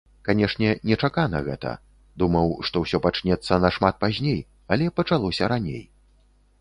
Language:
Belarusian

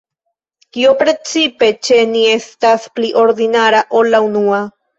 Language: Esperanto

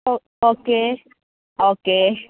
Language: Malayalam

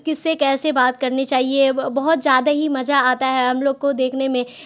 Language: Urdu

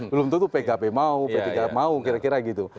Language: Indonesian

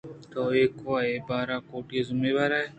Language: Eastern Balochi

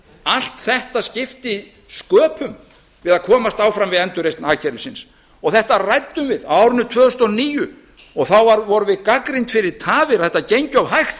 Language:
Icelandic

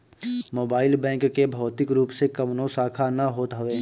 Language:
Bhojpuri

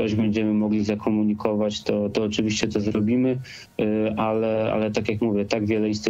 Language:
Polish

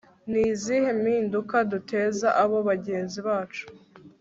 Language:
Kinyarwanda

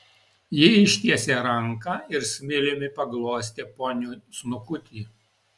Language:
Lithuanian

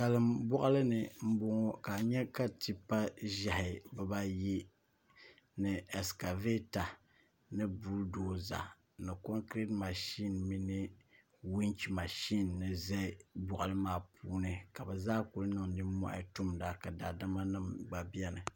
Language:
Dagbani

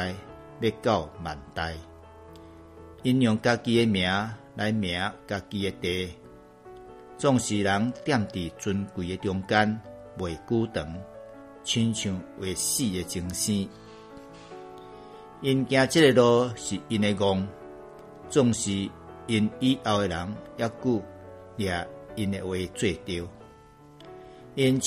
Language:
Chinese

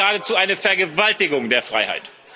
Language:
German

